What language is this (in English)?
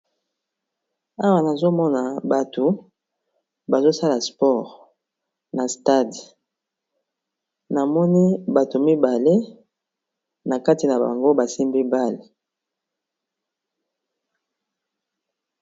Lingala